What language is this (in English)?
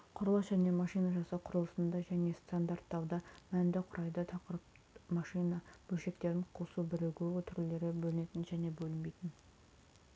Kazakh